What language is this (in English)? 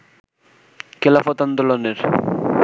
Bangla